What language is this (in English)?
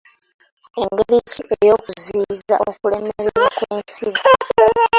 Ganda